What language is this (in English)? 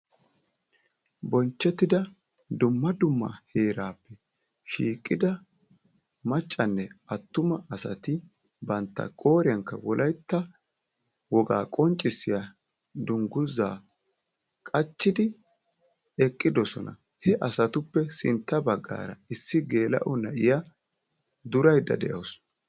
Wolaytta